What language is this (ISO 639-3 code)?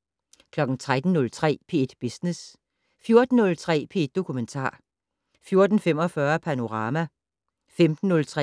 dan